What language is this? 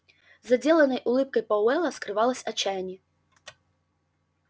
Russian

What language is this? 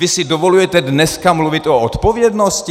Czech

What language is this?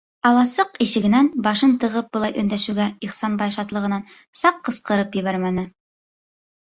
Bashkir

